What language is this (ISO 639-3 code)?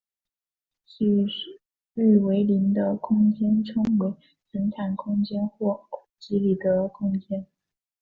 zho